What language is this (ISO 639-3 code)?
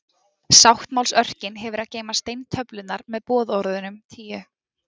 isl